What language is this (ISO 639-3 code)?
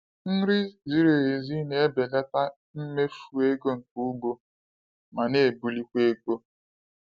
ibo